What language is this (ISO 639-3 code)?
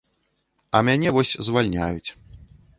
bel